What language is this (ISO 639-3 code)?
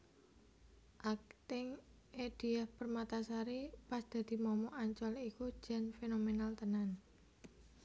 jav